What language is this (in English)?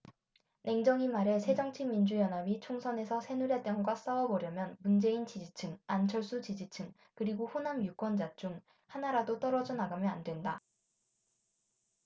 Korean